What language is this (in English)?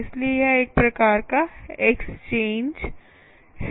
Hindi